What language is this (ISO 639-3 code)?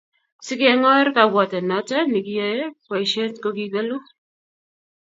kln